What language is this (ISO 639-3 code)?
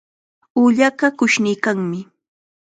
qxa